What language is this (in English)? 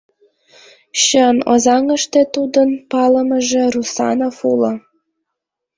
Mari